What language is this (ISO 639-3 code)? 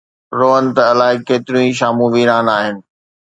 snd